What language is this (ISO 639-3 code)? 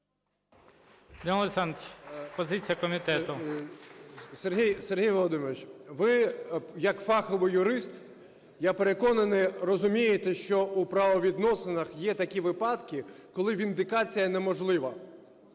ukr